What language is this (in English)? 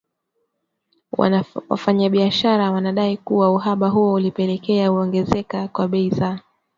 Swahili